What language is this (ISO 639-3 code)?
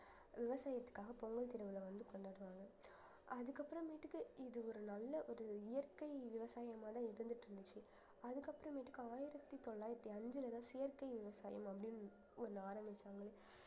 tam